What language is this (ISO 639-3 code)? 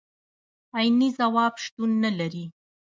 pus